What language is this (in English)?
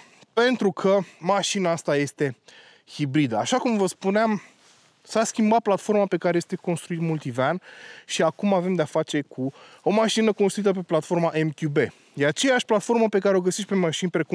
Romanian